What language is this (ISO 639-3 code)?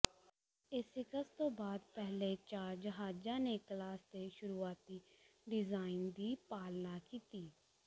pan